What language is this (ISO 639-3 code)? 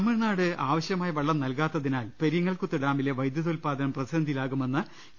mal